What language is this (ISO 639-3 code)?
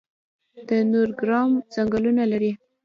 pus